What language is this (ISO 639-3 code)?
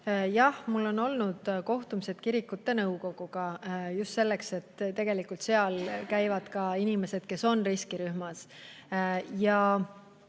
est